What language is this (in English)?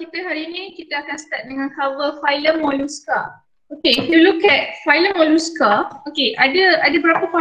Malay